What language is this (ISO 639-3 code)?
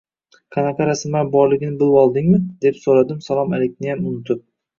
uzb